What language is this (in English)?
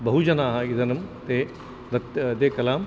Sanskrit